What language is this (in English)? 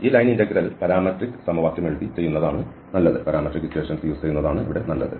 Malayalam